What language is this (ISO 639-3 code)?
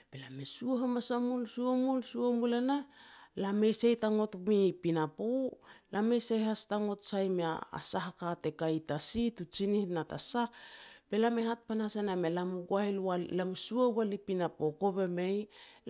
pex